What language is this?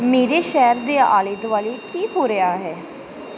Punjabi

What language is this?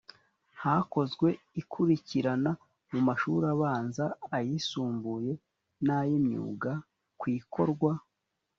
Kinyarwanda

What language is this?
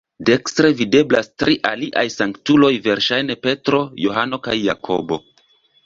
Esperanto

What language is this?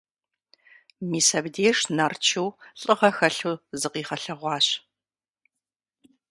Kabardian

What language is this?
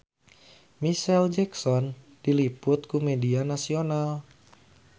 Sundanese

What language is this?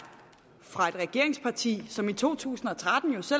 Danish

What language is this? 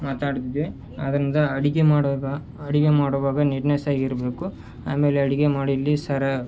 Kannada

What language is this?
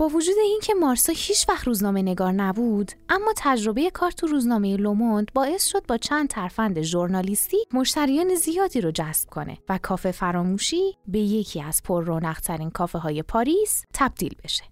Persian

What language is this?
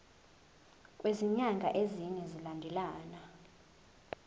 Zulu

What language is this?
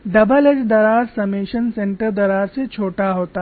Hindi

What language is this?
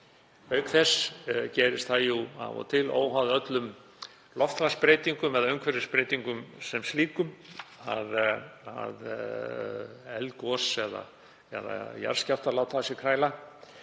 Icelandic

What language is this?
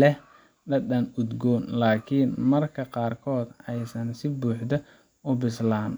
Somali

